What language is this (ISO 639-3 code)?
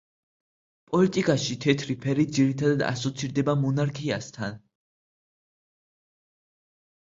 kat